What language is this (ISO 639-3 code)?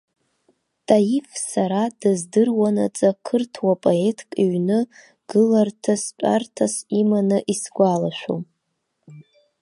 abk